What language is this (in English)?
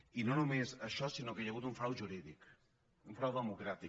Catalan